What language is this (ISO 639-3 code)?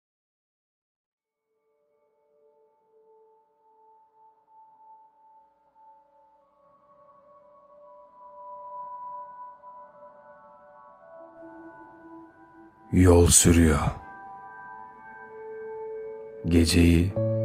tur